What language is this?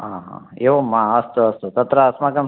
Sanskrit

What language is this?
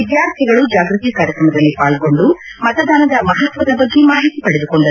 Kannada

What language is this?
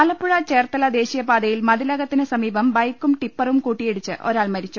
Malayalam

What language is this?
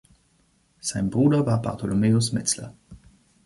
German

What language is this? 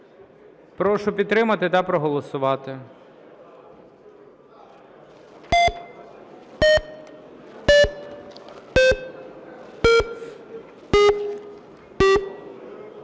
Ukrainian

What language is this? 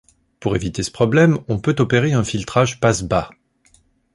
French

